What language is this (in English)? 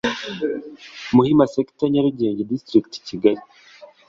Kinyarwanda